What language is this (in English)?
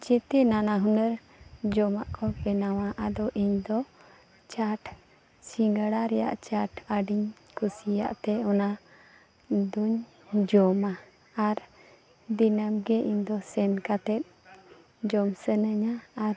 Santali